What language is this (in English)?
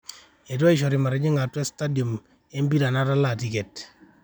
Masai